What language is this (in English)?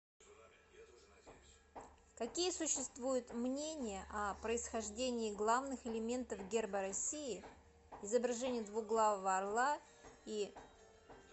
Russian